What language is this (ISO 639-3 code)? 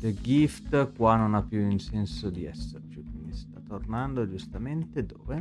ita